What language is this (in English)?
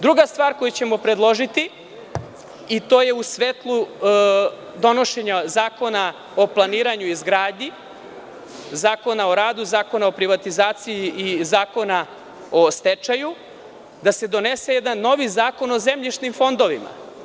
Serbian